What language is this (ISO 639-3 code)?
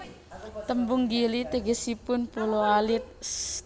jav